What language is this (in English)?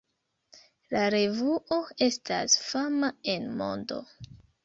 Esperanto